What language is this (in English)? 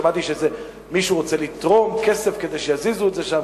Hebrew